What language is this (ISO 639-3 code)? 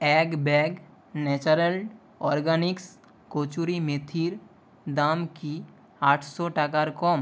ben